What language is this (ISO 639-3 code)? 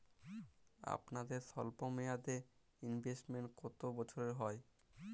ben